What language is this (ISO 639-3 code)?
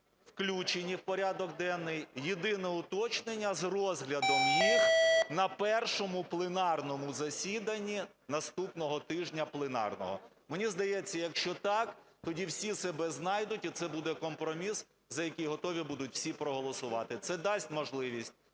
ukr